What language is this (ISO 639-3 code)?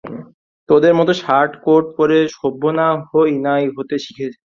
ben